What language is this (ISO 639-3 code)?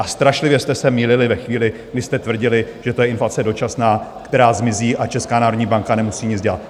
ces